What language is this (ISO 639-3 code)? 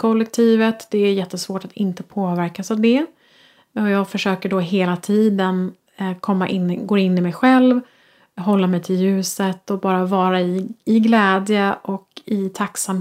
swe